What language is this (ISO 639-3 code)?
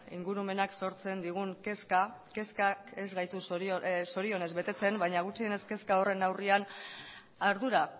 eus